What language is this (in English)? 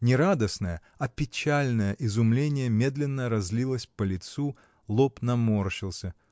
Russian